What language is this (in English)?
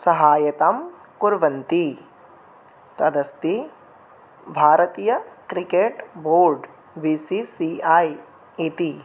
Sanskrit